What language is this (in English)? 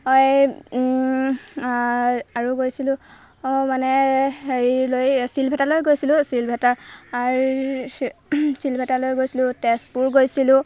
Assamese